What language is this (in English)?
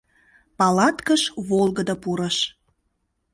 Mari